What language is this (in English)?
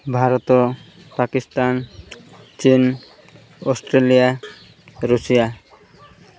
Odia